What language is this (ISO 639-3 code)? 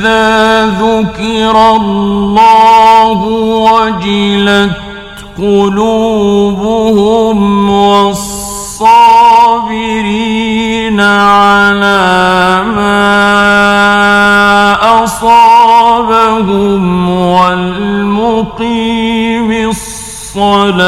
ara